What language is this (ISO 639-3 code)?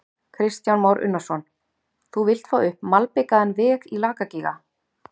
isl